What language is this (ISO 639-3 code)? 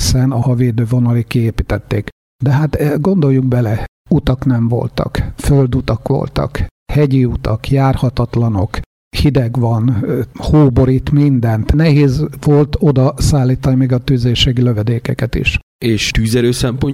hun